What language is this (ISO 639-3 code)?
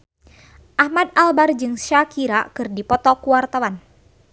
sun